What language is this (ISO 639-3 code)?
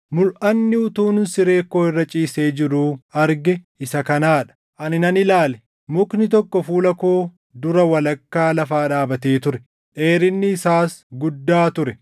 orm